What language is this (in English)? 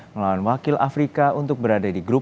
Indonesian